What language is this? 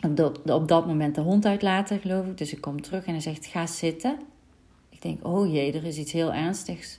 Dutch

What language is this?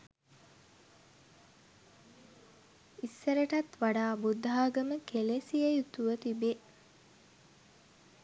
Sinhala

